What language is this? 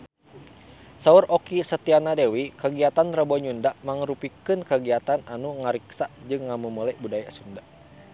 Sundanese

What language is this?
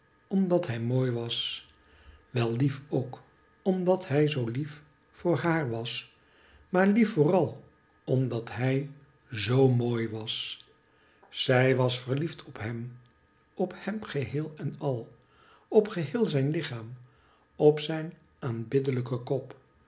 Dutch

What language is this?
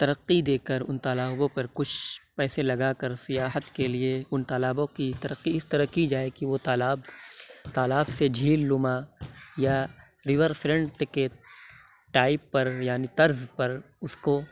Urdu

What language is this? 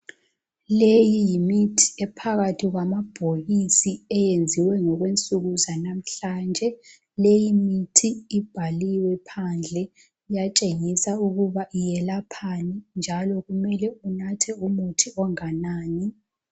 North Ndebele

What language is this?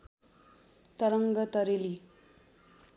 Nepali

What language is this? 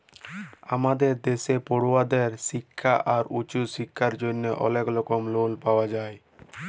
Bangla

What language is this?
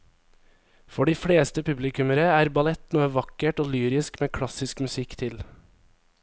Norwegian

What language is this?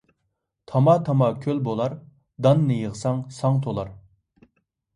Uyghur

